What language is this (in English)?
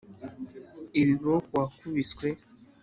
Kinyarwanda